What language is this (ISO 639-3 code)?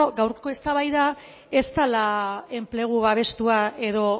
eus